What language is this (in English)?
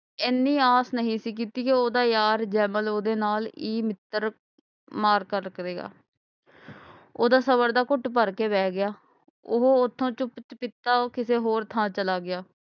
Punjabi